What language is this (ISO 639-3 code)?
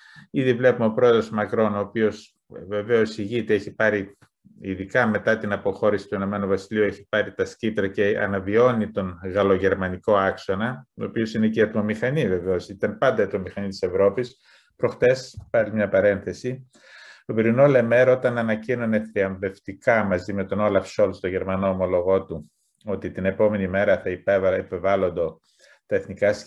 ell